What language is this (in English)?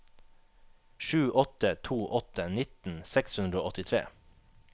Norwegian